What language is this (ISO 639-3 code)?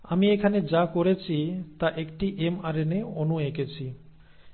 ben